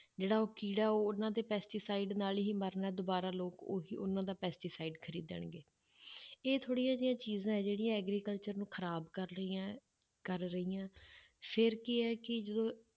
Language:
Punjabi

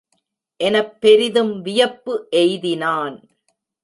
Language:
Tamil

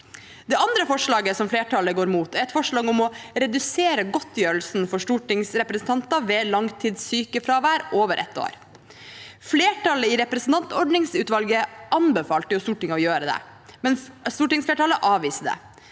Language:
Norwegian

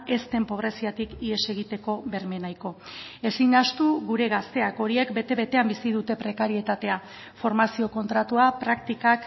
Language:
Basque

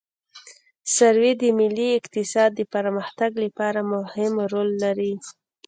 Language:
Pashto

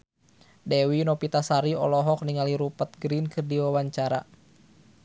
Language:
Sundanese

